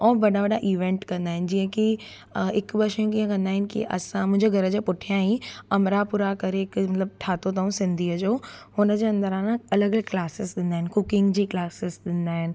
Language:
Sindhi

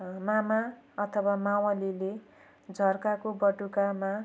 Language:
Nepali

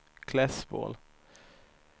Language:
Swedish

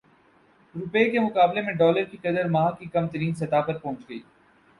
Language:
Urdu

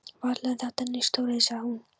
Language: Icelandic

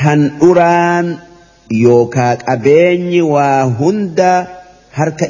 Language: Arabic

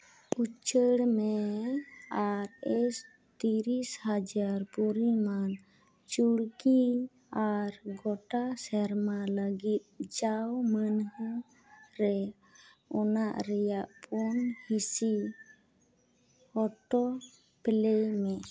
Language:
Santali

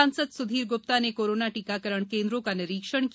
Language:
Hindi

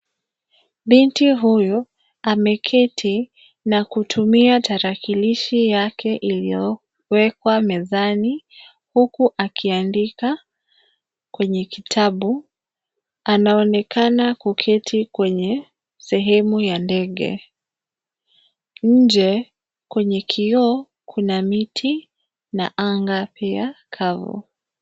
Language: Swahili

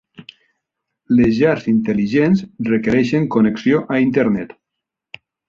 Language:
Catalan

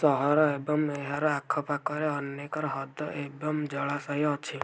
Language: Odia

